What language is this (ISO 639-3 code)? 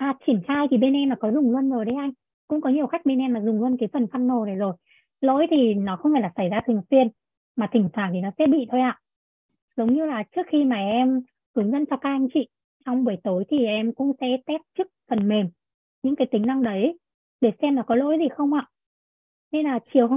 vie